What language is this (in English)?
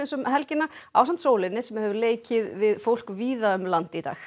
Icelandic